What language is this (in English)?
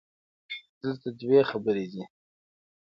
Pashto